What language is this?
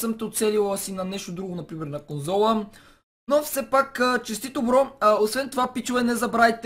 Bulgarian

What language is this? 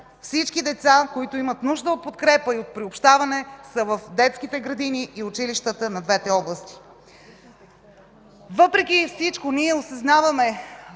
Bulgarian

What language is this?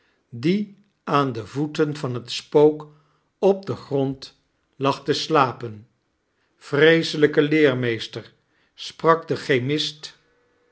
Dutch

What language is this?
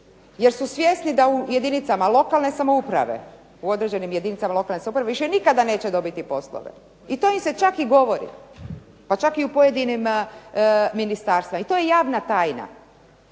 Croatian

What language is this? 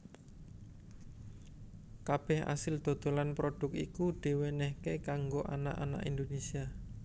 Javanese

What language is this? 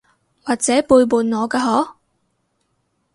Cantonese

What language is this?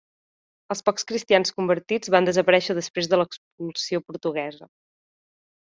Catalan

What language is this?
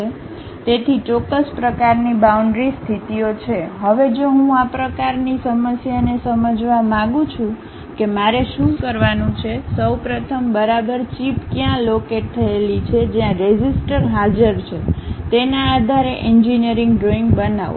Gujarati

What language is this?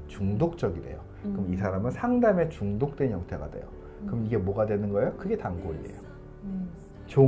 Korean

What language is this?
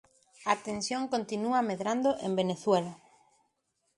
Galician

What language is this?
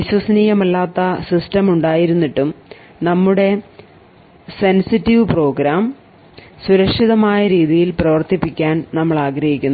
Malayalam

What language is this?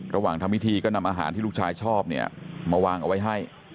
Thai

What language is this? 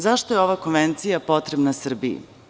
Serbian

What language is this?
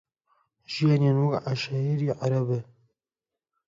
Central Kurdish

